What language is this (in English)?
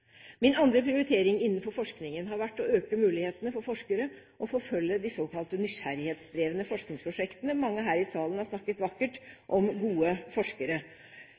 Norwegian Bokmål